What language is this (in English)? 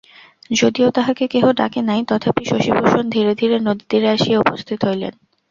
Bangla